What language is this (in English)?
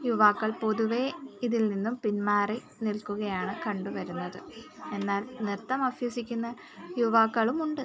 Malayalam